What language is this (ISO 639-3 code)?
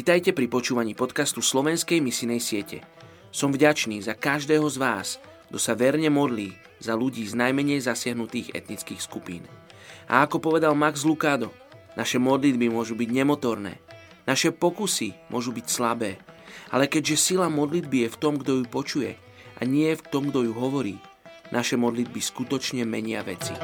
slk